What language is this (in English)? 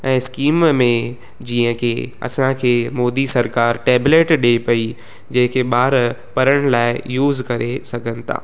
Sindhi